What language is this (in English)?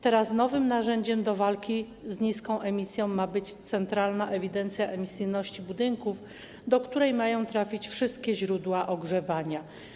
Polish